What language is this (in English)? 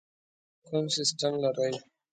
Pashto